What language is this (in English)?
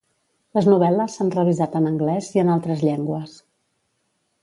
Catalan